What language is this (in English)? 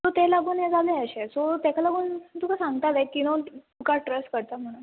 Konkani